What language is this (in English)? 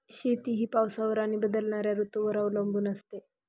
Marathi